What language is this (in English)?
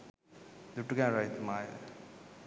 Sinhala